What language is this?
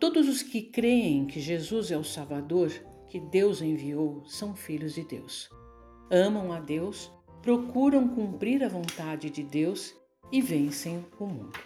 Portuguese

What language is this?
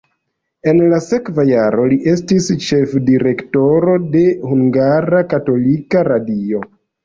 Esperanto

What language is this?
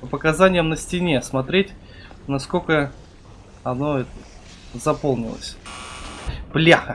Russian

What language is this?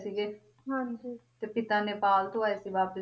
Punjabi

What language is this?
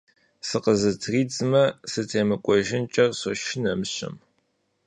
Kabardian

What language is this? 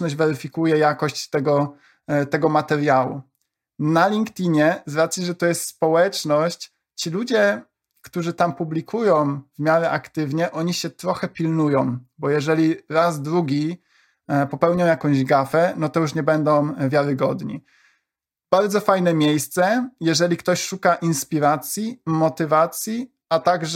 Polish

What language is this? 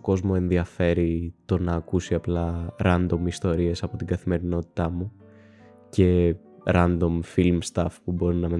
Greek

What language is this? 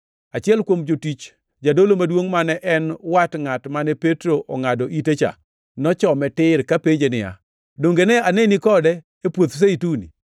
Luo (Kenya and Tanzania)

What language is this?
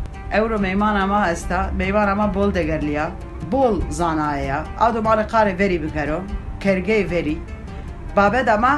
Turkish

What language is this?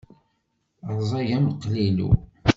Kabyle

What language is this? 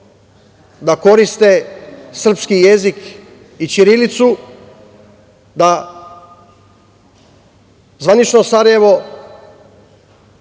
Serbian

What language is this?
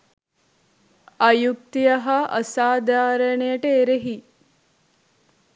Sinhala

